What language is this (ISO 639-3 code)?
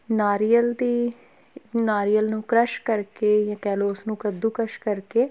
pan